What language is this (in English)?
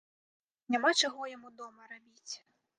Belarusian